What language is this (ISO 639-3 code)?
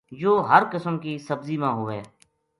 gju